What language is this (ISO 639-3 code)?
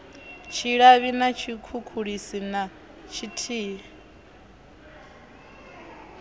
ven